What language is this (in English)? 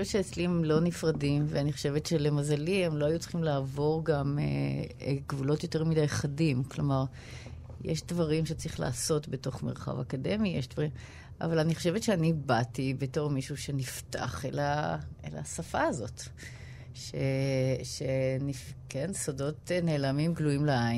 Hebrew